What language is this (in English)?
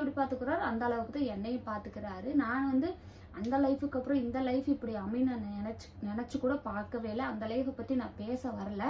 Thai